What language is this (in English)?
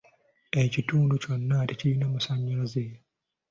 Ganda